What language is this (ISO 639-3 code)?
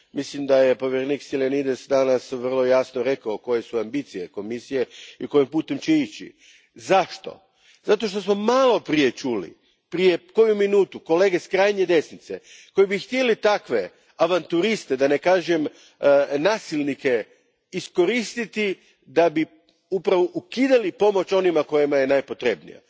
hrv